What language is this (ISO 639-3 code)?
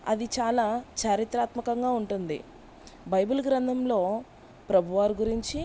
tel